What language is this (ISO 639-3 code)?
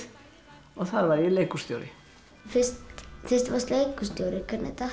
isl